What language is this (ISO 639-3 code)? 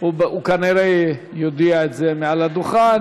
heb